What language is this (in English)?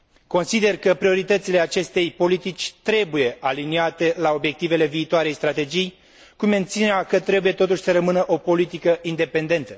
Romanian